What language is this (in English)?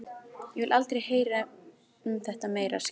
Icelandic